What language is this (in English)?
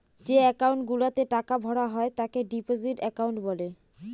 Bangla